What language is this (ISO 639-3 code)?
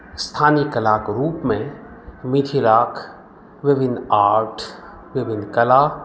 mai